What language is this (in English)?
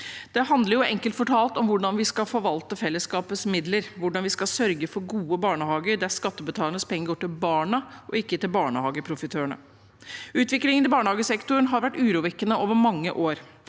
Norwegian